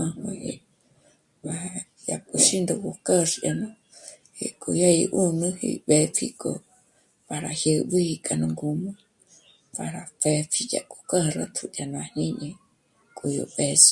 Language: Michoacán Mazahua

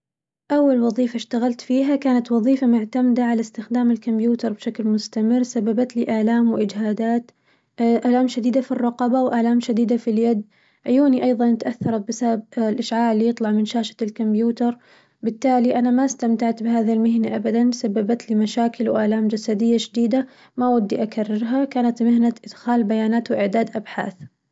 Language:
Najdi Arabic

